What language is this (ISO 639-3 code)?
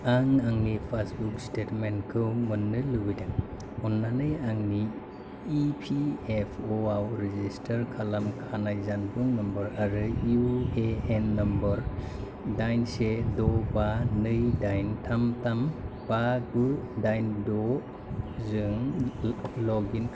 brx